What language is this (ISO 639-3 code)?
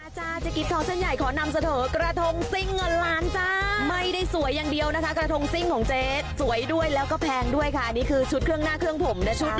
tha